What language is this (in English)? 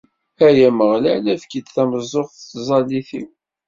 Kabyle